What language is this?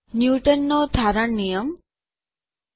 Gujarati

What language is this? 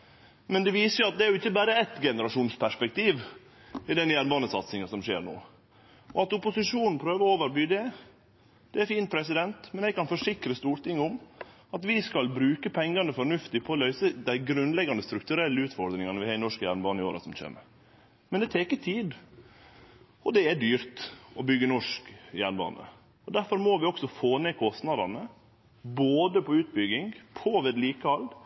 Norwegian Nynorsk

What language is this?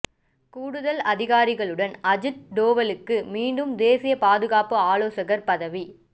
Tamil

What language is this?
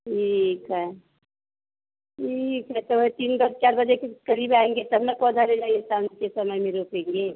Hindi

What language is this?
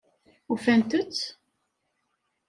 Kabyle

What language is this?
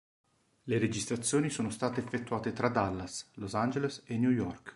Italian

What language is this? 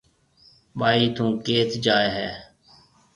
Marwari (Pakistan)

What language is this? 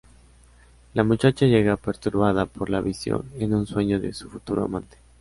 Spanish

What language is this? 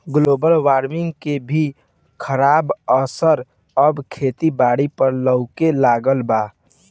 Bhojpuri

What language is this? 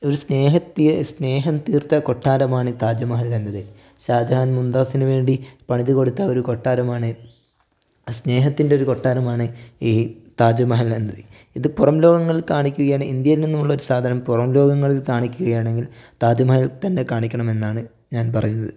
Malayalam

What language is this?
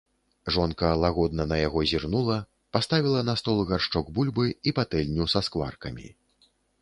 Belarusian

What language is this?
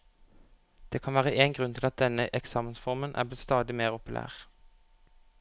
Norwegian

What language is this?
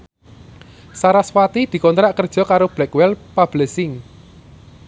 Javanese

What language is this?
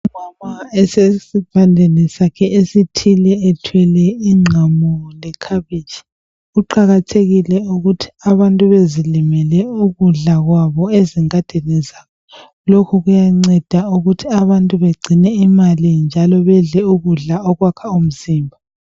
North Ndebele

